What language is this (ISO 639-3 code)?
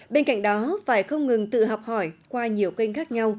vie